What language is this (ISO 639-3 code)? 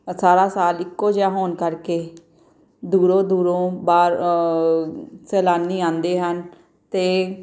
pan